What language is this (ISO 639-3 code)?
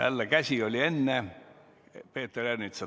est